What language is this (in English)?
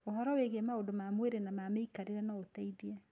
Kikuyu